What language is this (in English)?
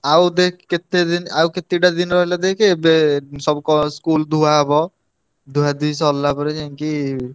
Odia